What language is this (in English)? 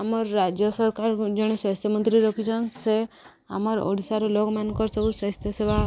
Odia